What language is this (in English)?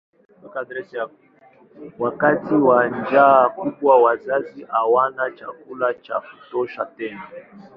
Swahili